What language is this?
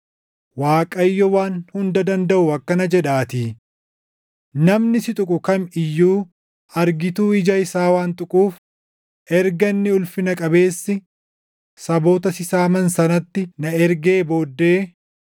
Oromo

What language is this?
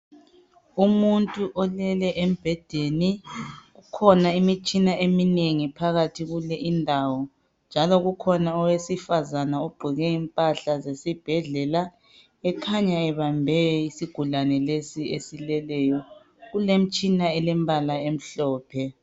North Ndebele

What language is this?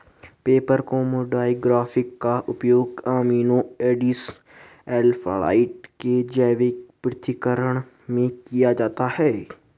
Hindi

